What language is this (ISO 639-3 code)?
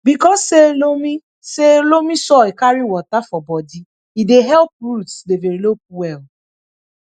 pcm